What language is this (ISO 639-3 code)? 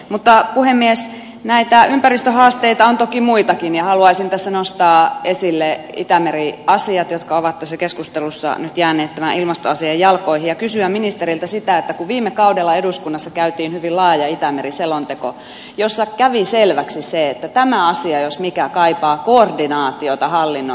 fin